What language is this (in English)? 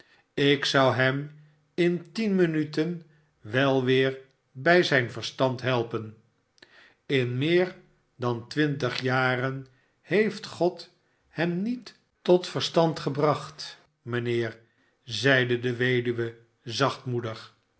Dutch